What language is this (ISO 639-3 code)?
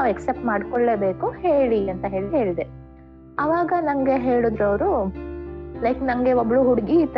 kan